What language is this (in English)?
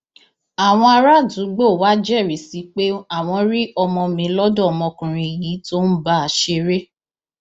Yoruba